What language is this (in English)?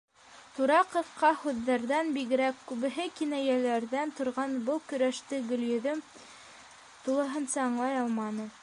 Bashkir